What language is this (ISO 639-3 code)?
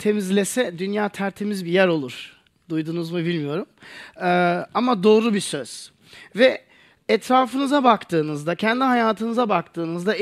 tur